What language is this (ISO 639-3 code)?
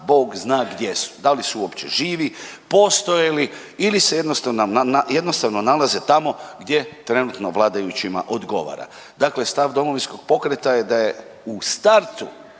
hrv